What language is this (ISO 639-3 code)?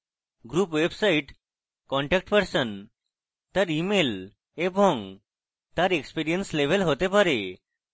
ben